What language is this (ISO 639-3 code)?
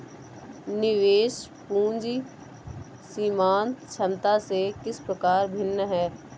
hin